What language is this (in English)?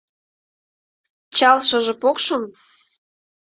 Mari